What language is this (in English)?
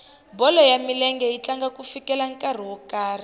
Tsonga